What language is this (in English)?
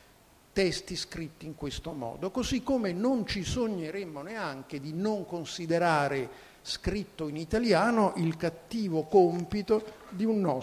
Italian